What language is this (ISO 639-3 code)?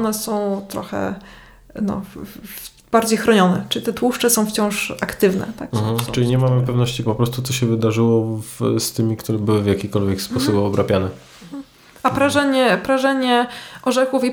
pol